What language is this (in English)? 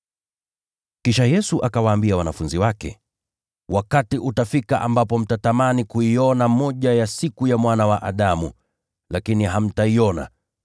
Swahili